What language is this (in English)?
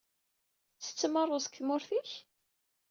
Kabyle